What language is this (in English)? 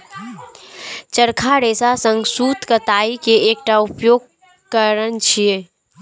Maithili